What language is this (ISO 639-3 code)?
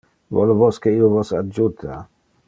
ina